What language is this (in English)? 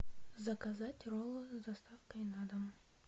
Russian